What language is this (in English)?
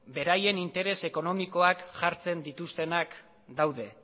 Basque